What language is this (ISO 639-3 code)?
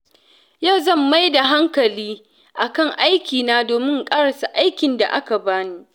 hau